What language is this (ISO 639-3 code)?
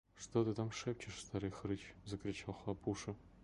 rus